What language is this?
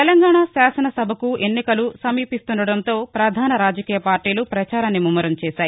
Telugu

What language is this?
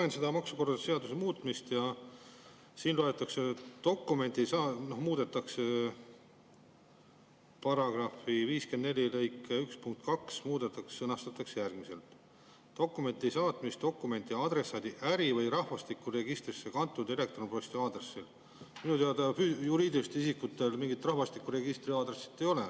Estonian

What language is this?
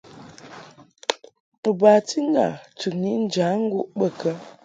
Mungaka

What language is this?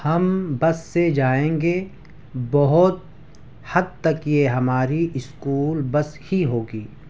Urdu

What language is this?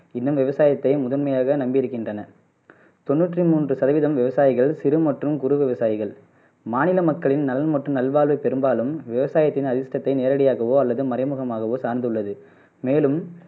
Tamil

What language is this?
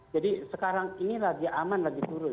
Indonesian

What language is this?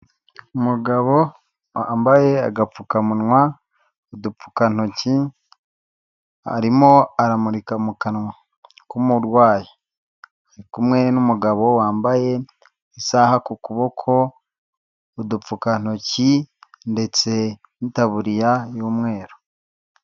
Kinyarwanda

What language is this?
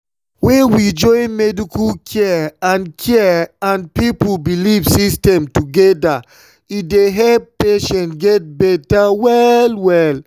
Nigerian Pidgin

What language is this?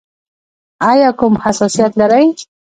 Pashto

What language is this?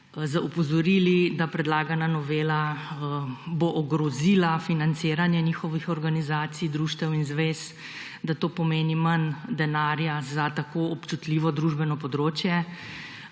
Slovenian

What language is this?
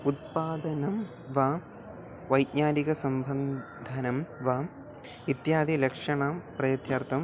Sanskrit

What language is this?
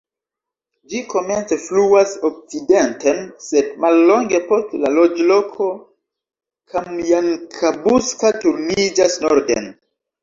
Esperanto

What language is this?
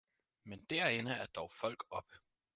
Danish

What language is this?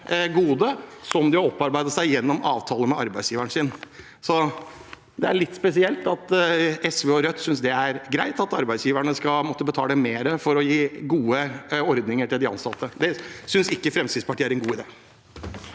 Norwegian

